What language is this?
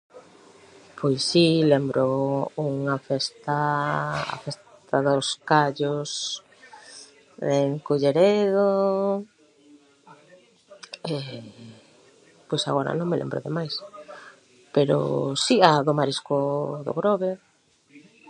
Galician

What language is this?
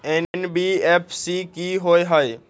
Magahi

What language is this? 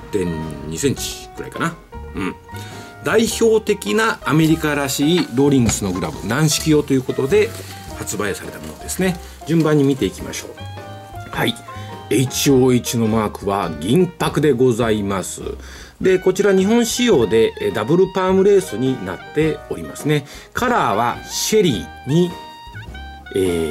Japanese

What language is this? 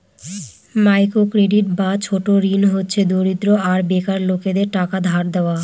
Bangla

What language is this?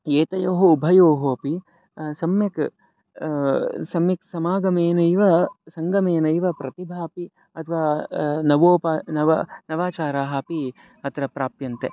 Sanskrit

